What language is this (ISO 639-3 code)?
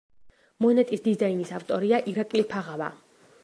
kat